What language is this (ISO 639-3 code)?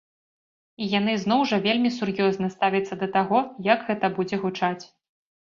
bel